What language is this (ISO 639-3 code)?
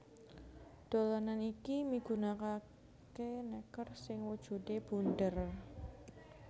jav